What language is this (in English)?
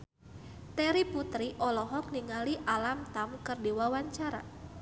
Sundanese